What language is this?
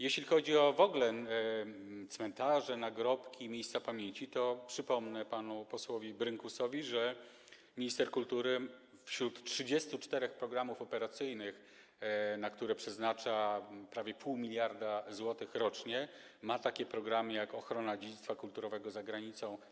Polish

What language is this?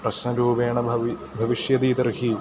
Sanskrit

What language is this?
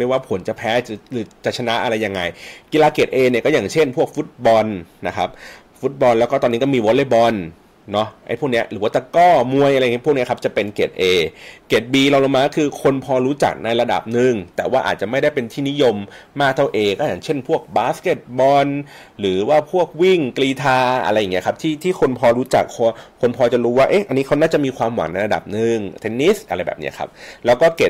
Thai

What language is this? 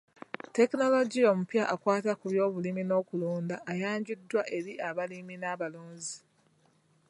Ganda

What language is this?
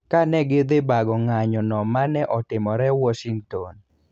Luo (Kenya and Tanzania)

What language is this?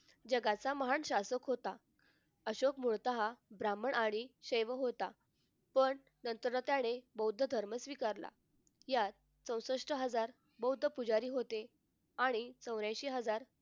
Marathi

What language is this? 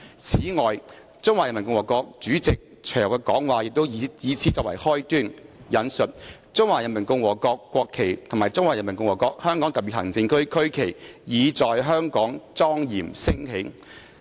Cantonese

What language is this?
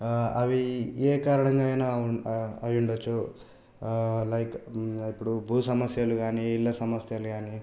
Telugu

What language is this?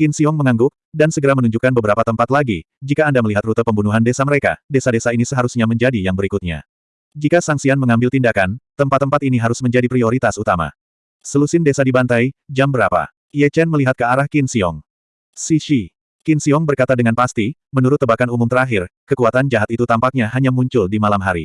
Indonesian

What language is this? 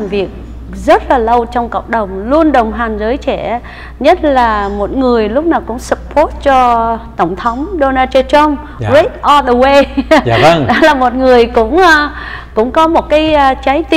Vietnamese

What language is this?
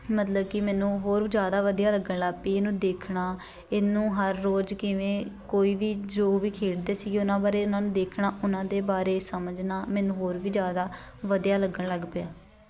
Punjabi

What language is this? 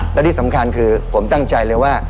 Thai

